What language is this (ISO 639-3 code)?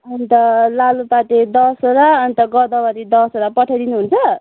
nep